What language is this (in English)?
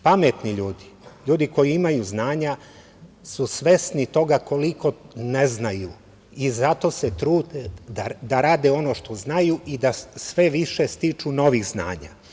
Serbian